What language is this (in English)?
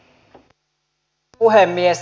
Finnish